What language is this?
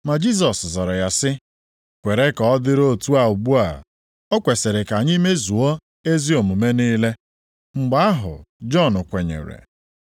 Igbo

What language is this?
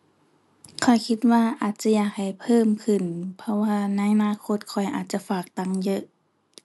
Thai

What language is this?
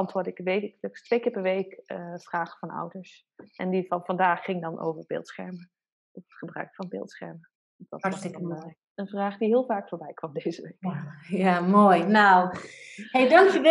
Dutch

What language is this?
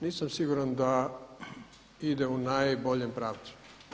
Croatian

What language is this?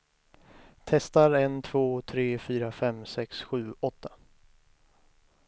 Swedish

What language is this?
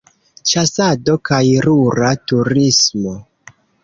Esperanto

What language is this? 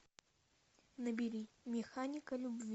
Russian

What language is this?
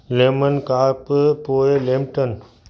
Sindhi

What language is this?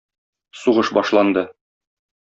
Tatar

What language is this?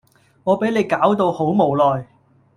Cantonese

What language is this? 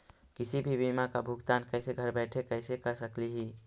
Magahi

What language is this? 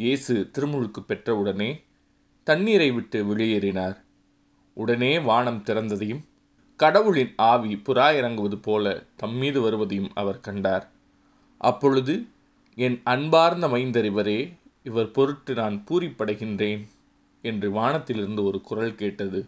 Tamil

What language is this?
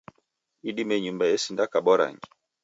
Taita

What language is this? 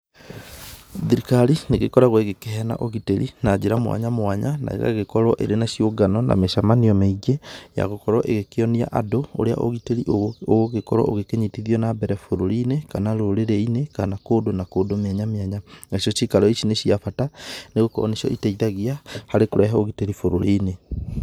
Kikuyu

